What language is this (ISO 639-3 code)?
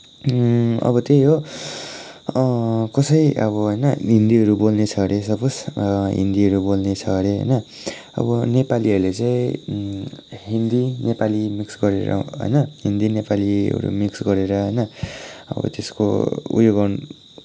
nep